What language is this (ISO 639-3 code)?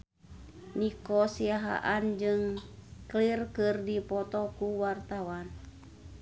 sun